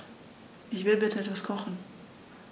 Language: German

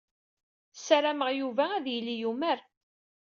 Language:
Kabyle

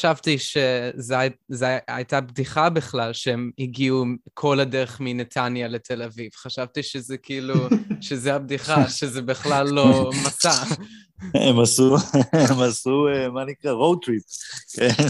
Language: Hebrew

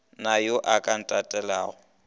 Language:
Northern Sotho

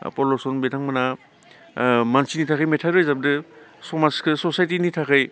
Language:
Bodo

